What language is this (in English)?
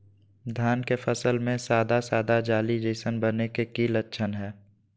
Magahi